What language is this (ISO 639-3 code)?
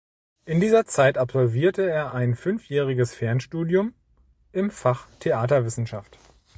deu